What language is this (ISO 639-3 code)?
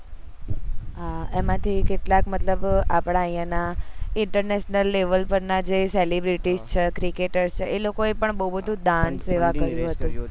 guj